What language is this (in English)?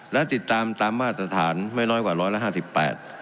Thai